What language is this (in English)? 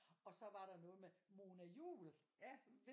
Danish